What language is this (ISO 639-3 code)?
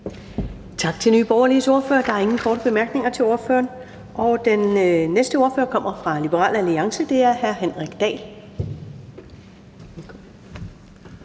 dan